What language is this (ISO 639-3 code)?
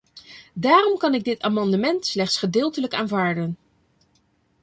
nld